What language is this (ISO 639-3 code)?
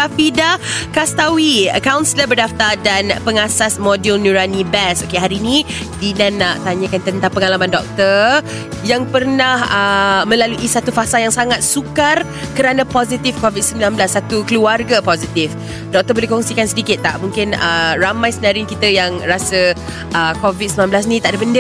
msa